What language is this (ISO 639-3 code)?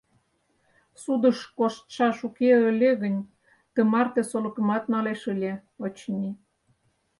chm